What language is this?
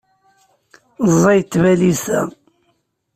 Kabyle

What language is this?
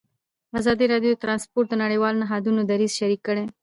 Pashto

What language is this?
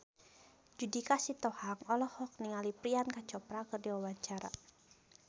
Sundanese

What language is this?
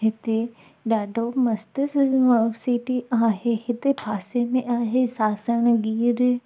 Sindhi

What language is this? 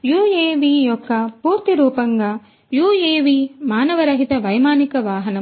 Telugu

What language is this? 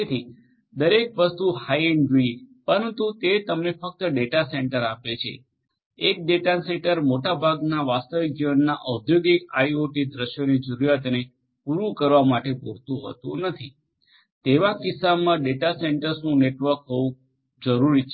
Gujarati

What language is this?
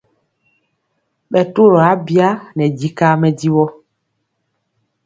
Mpiemo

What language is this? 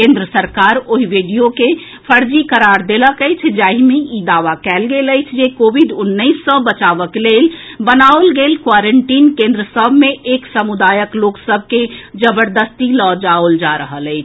Maithili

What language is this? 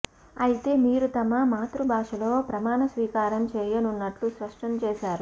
Telugu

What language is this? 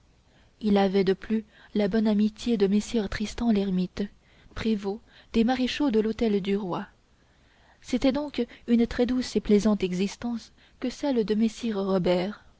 French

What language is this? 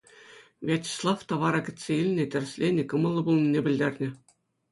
Chuvash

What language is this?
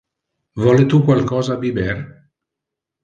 Interlingua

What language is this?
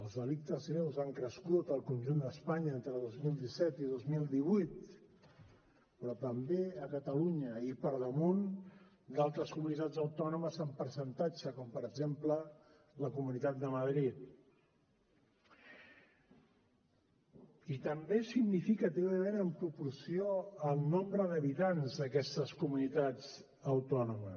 Catalan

